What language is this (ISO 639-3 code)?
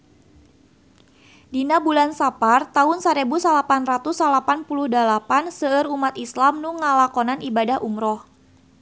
sun